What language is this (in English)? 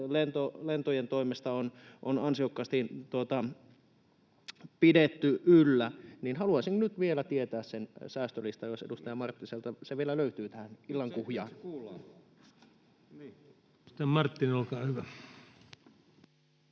Finnish